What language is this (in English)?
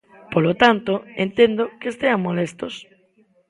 Galician